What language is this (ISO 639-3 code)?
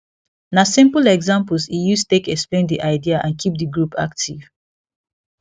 pcm